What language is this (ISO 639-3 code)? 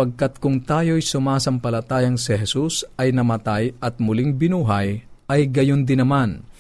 fil